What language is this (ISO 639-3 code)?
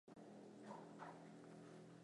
swa